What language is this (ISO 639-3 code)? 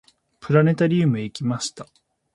jpn